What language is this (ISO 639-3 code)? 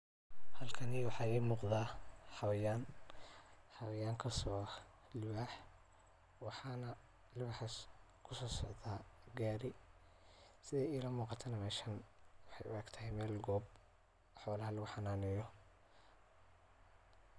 som